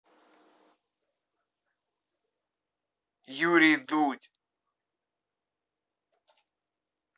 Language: Russian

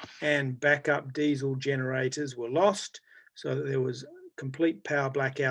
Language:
English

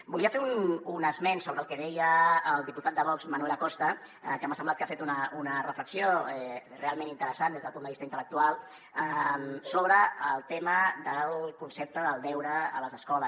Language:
Catalan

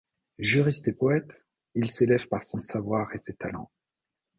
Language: French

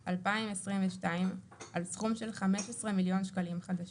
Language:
Hebrew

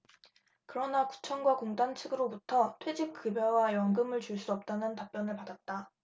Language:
Korean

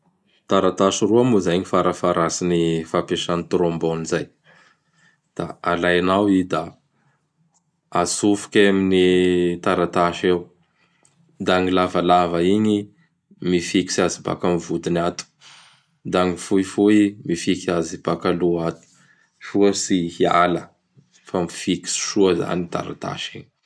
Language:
Bara Malagasy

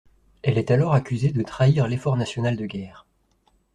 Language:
French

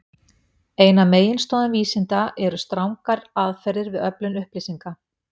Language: Icelandic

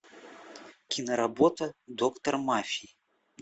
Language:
Russian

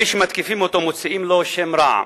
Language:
Hebrew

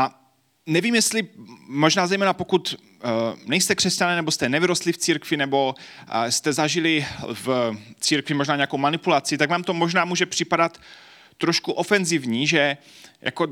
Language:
Czech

